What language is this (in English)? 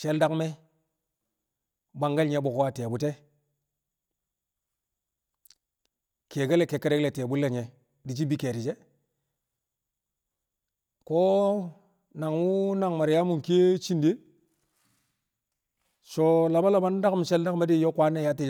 Kamo